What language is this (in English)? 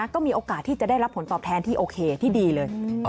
Thai